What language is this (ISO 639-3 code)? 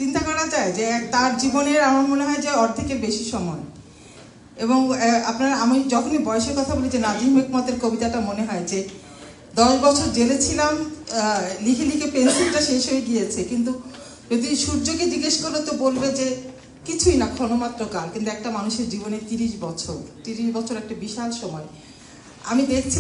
ben